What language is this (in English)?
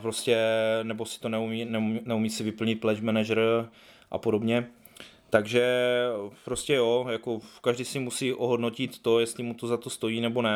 Czech